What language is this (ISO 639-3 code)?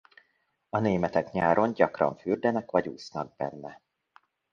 hun